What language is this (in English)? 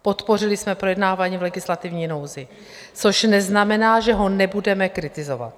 Czech